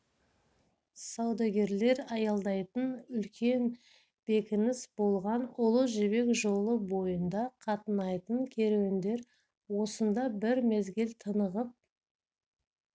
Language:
Kazakh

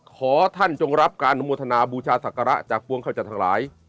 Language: Thai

